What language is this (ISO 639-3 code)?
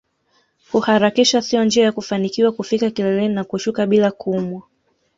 swa